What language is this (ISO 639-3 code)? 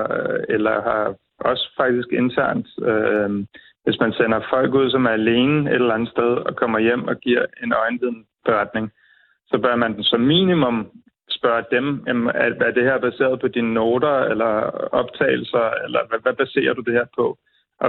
dan